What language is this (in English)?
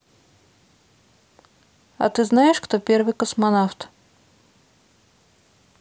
Russian